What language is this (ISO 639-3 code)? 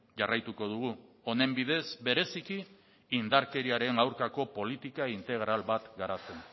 eus